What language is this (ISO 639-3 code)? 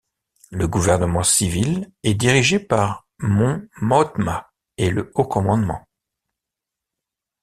fra